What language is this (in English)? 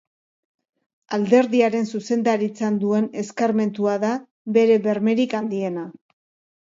Basque